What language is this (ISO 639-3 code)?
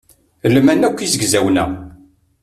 kab